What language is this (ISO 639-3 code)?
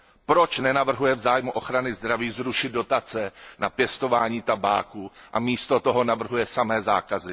ces